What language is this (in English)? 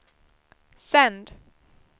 Swedish